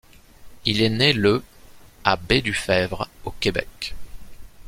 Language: French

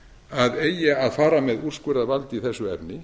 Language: Icelandic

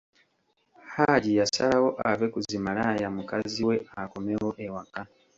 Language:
Ganda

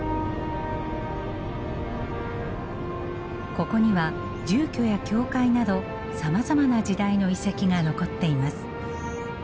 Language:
Japanese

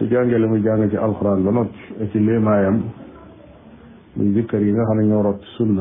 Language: Arabic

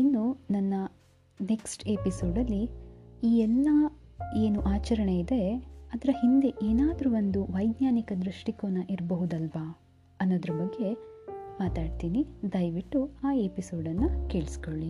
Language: Kannada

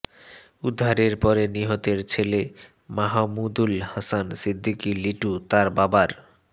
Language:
Bangla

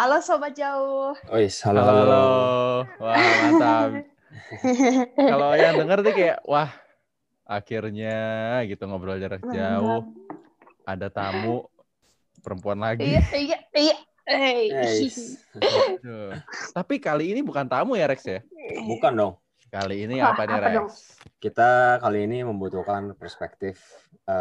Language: Indonesian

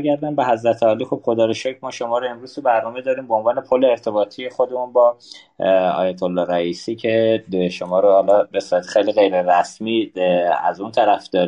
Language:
Persian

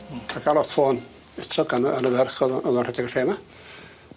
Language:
Welsh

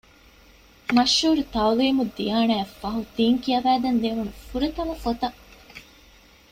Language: Divehi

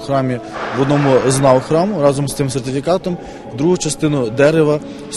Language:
Ukrainian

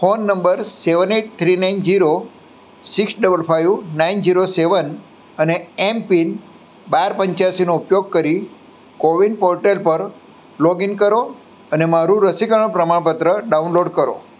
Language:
Gujarati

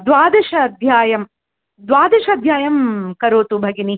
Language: Sanskrit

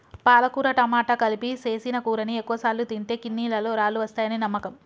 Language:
Telugu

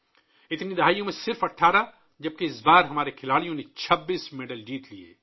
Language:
Urdu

